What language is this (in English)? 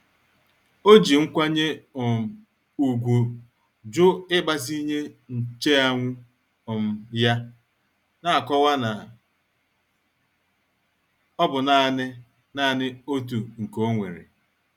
Igbo